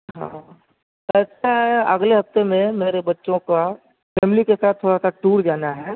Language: Urdu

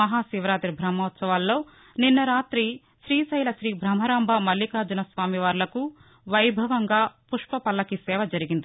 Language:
Telugu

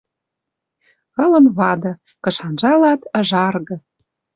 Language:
Western Mari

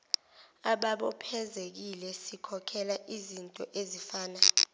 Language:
Zulu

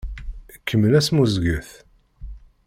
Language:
Kabyle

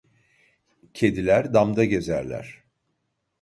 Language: Turkish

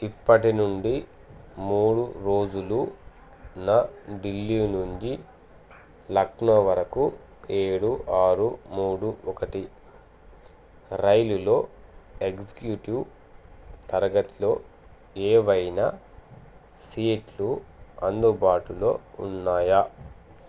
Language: Telugu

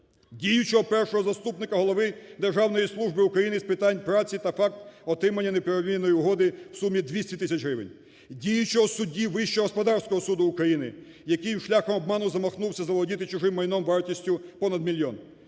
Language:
Ukrainian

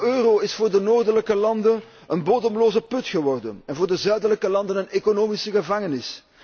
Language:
Dutch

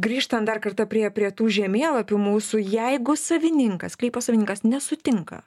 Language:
Lithuanian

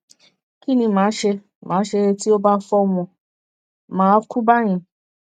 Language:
Yoruba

